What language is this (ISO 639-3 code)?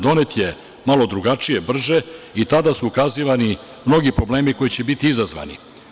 srp